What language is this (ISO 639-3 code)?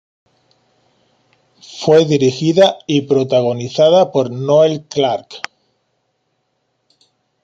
spa